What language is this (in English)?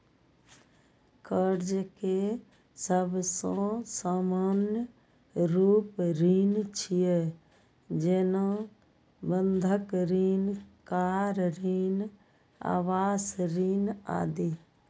Maithili